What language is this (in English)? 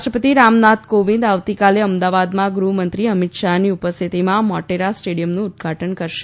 Gujarati